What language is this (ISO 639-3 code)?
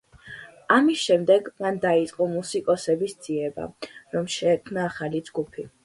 kat